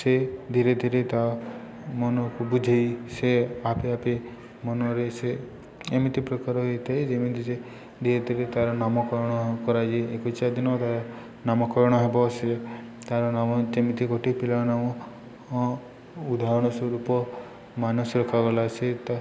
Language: Odia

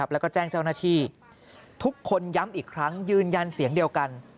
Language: Thai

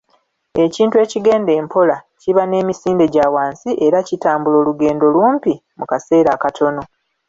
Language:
Ganda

